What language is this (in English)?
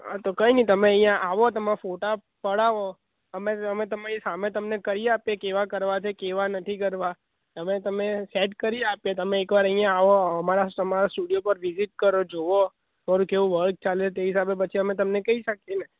Gujarati